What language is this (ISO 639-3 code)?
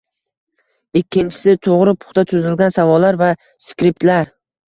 uzb